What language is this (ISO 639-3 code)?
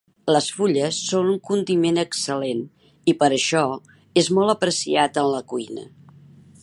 cat